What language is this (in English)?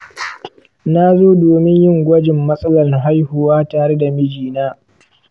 Hausa